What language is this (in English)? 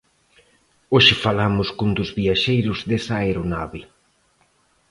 Galician